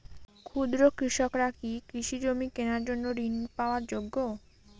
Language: Bangla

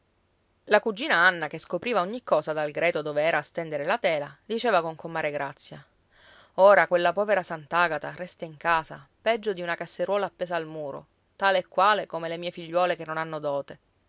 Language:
Italian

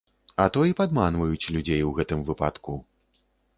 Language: Belarusian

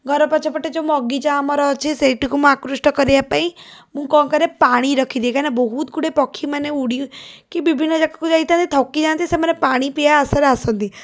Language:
Odia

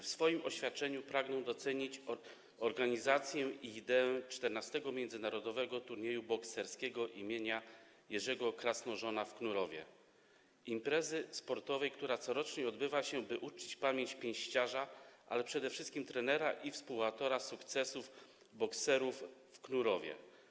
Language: Polish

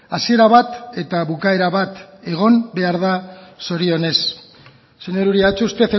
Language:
Basque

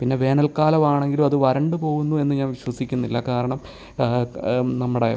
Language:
Malayalam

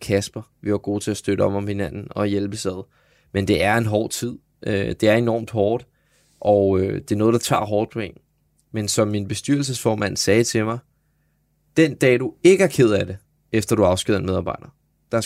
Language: Danish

